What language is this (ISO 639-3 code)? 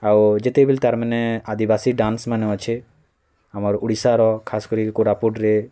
ori